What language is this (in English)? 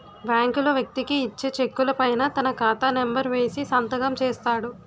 Telugu